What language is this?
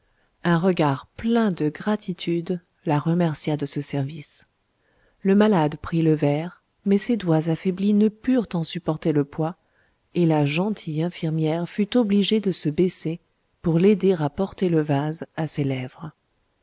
French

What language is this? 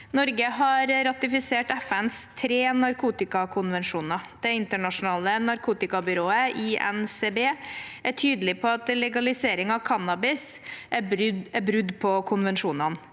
Norwegian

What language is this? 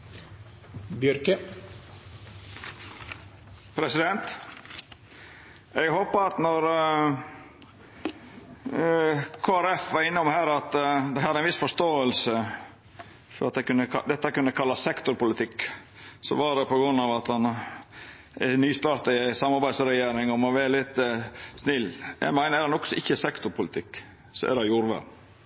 Norwegian Nynorsk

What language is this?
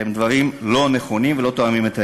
Hebrew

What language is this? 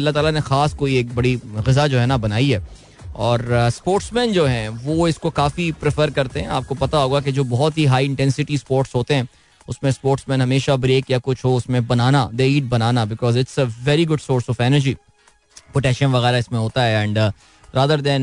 Hindi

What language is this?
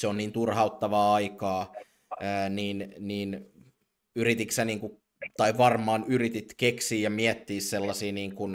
Finnish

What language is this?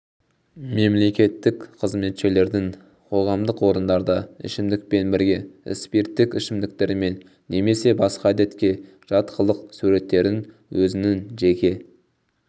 Kazakh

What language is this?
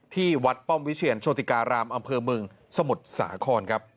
Thai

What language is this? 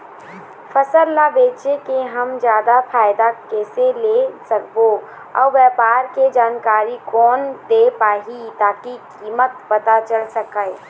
Chhattisgarhi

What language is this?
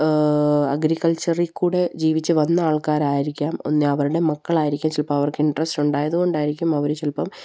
Malayalam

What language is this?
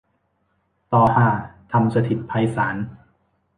Thai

